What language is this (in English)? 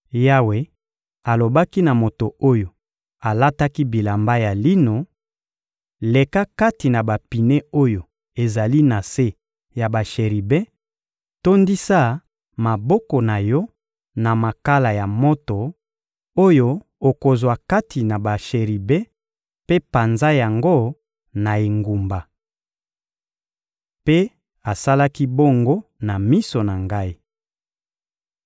Lingala